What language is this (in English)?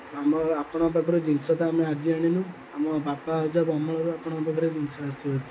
Odia